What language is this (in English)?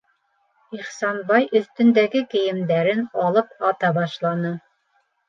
Bashkir